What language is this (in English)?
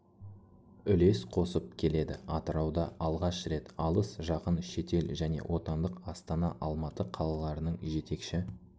Kazakh